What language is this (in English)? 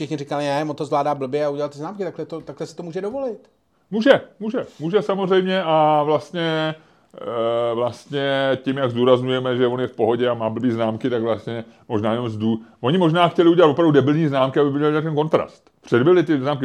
Czech